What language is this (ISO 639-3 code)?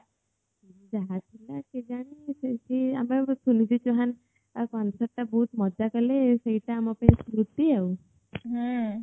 ori